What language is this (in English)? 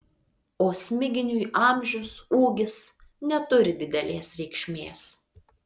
Lithuanian